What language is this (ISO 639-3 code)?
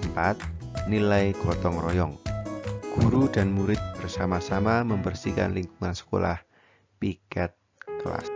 ind